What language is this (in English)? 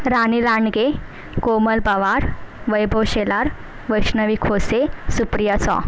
Marathi